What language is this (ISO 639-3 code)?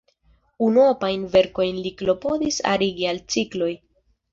epo